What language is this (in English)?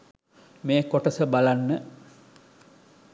Sinhala